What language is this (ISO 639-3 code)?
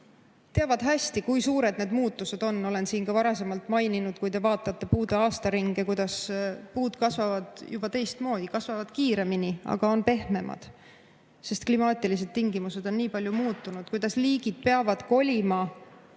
est